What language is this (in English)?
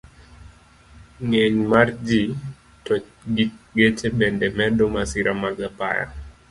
Luo (Kenya and Tanzania)